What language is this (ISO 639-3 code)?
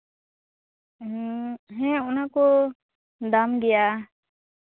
sat